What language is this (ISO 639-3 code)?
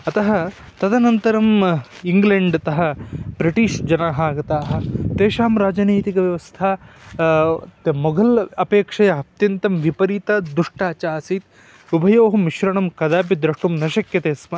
san